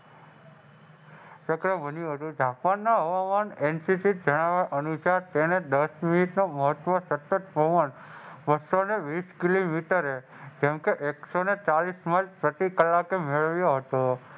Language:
Gujarati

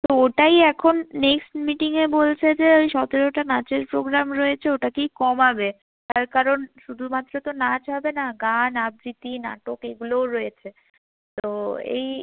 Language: Bangla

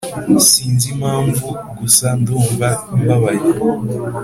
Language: Kinyarwanda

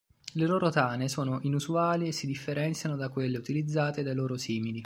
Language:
Italian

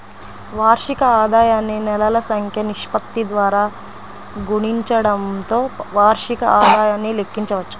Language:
Telugu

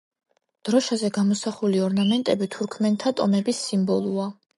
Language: Georgian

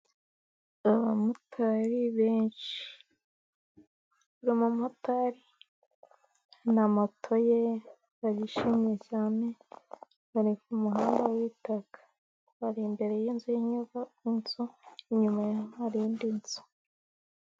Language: Kinyarwanda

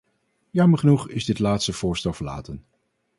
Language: Dutch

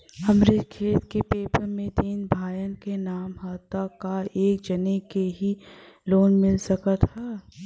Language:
Bhojpuri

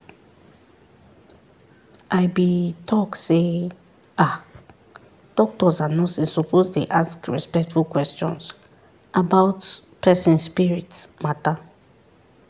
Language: Nigerian Pidgin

